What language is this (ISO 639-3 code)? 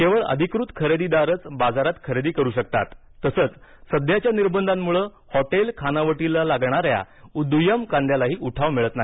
mar